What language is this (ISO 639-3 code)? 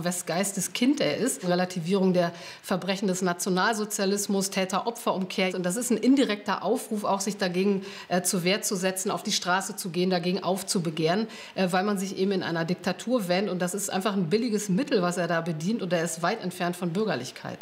deu